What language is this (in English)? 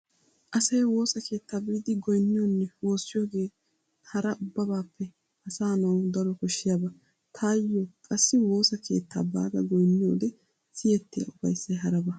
Wolaytta